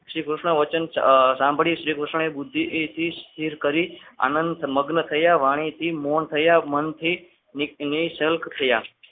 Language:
Gujarati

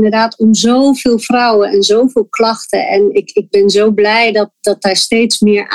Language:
Dutch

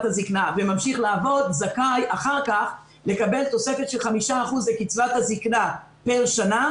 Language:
Hebrew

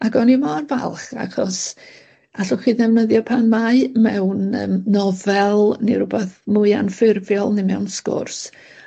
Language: Welsh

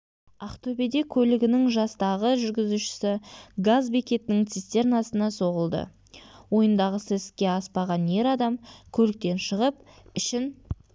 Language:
Kazakh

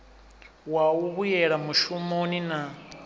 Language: Venda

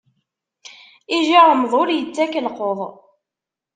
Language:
Kabyle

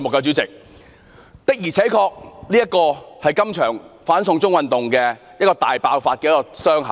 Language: Cantonese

